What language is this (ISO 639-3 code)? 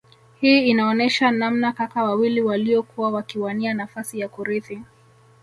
swa